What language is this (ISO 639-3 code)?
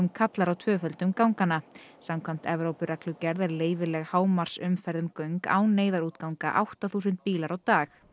isl